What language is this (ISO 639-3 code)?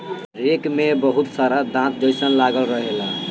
bho